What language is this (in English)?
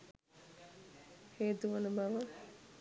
Sinhala